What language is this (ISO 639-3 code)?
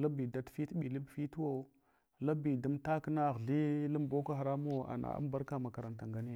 hwo